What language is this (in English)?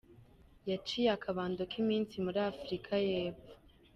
Kinyarwanda